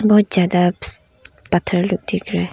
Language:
Hindi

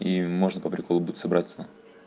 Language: Russian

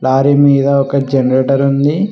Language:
Telugu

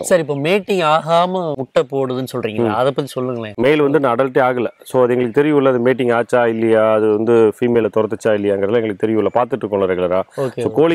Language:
Romanian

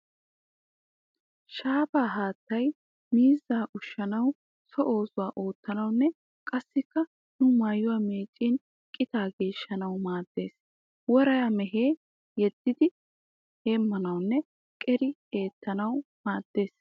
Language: Wolaytta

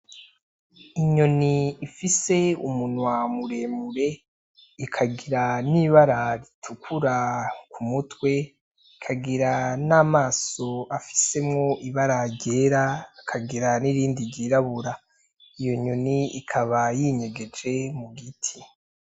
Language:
Rundi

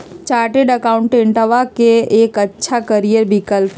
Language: Magahi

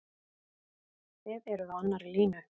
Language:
Icelandic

